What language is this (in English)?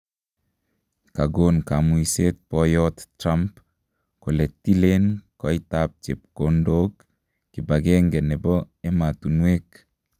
Kalenjin